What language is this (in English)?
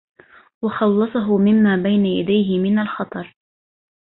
Arabic